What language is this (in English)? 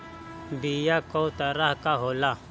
Bhojpuri